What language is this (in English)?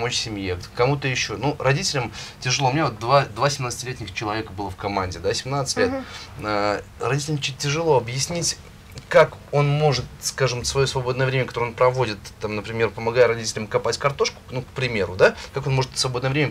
Russian